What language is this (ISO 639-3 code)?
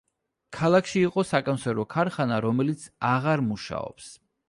kat